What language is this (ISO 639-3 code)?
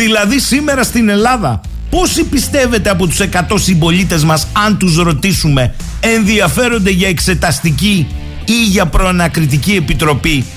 ell